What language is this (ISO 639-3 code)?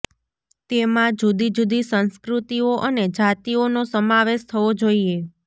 guj